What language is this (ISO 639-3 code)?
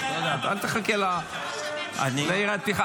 heb